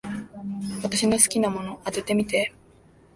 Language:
Japanese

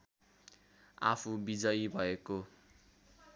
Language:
Nepali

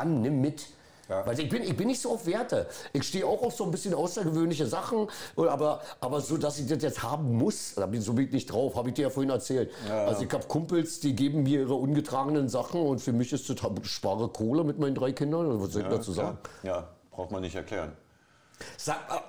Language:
German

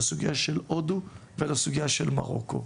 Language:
Hebrew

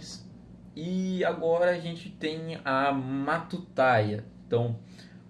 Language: Portuguese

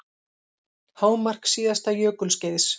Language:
Icelandic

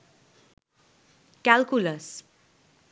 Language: Bangla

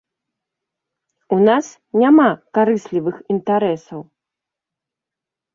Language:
Belarusian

